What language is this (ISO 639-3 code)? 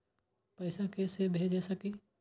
mai